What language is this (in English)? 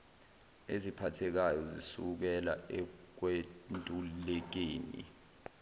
Zulu